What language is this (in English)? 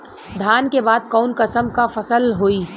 Bhojpuri